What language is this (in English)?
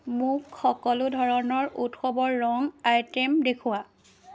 Assamese